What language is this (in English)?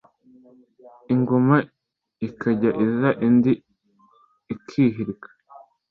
Kinyarwanda